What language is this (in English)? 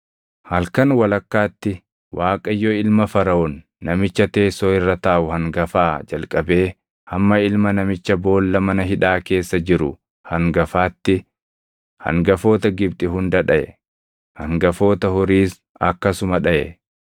Oromo